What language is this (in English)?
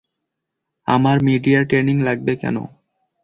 Bangla